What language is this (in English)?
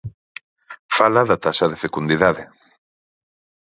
Galician